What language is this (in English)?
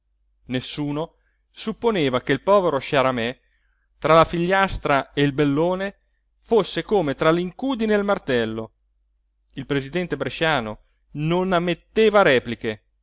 Italian